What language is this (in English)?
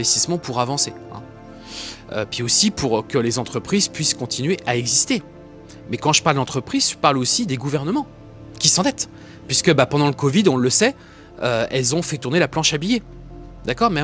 French